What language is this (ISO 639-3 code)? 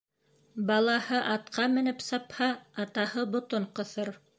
bak